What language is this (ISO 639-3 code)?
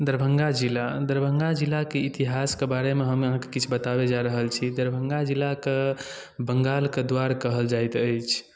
mai